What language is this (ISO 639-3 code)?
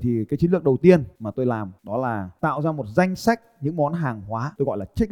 vie